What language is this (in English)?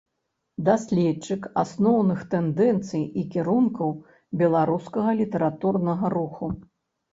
Belarusian